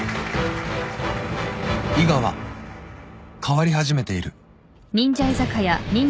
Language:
Japanese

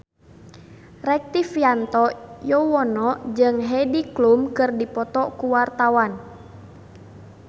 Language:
Sundanese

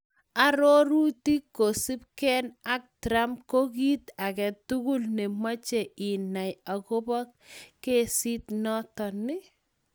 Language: Kalenjin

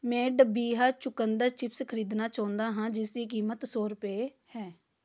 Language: Punjabi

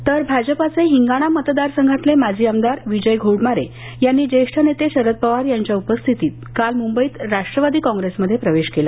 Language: Marathi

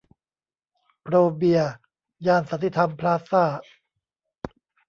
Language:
Thai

